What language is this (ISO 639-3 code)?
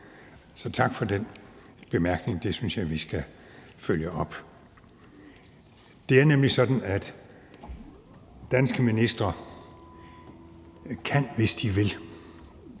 dan